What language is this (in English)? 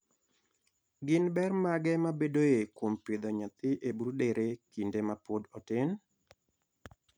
Luo (Kenya and Tanzania)